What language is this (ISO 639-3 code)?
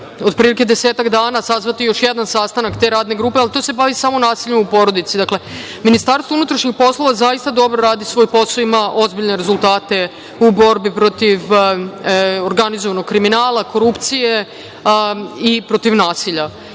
srp